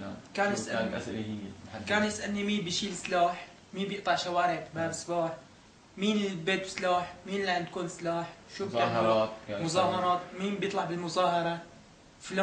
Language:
Arabic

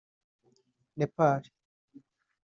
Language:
Kinyarwanda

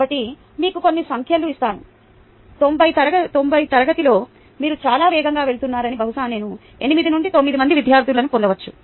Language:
Telugu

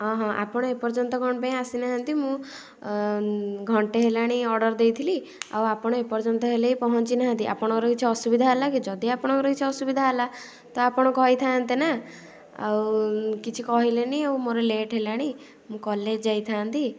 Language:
Odia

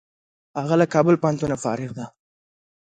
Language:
Pashto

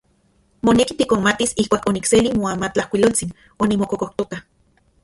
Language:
Central Puebla Nahuatl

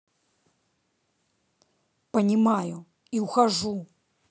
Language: Russian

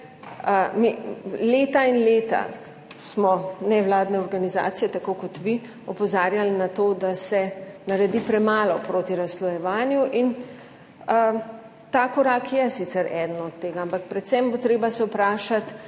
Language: Slovenian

